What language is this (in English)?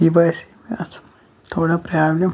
Kashmiri